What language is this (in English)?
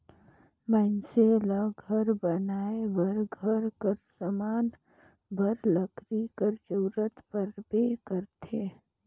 Chhattisgarhi